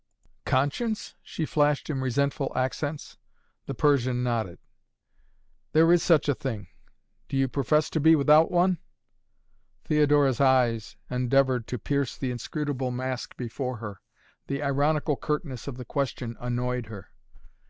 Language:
English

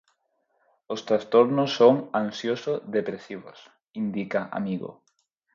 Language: Galician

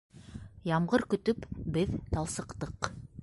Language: Bashkir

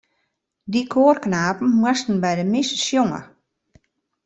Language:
Western Frisian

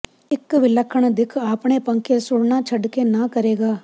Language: Punjabi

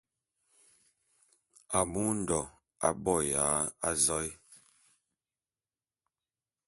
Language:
Bulu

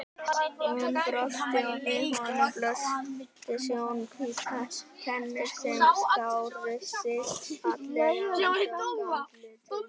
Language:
Icelandic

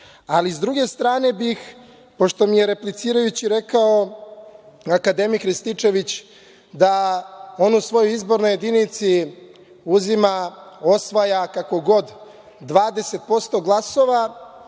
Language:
Serbian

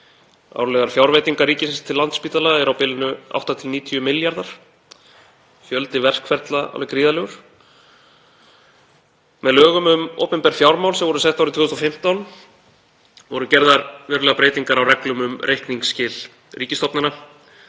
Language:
Icelandic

